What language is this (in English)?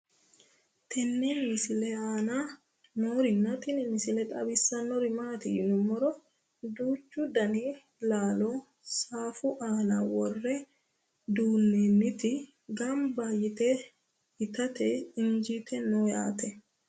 Sidamo